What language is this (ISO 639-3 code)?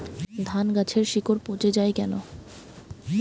ben